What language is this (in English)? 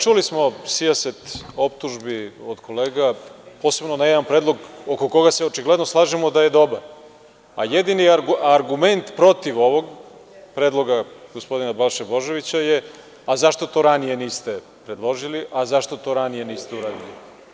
Serbian